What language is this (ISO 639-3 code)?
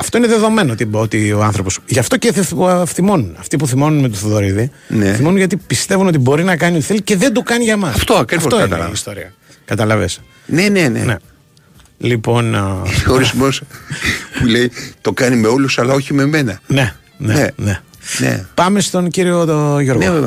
ell